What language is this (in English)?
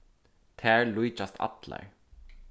Faroese